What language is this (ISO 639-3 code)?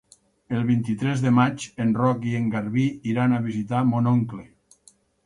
cat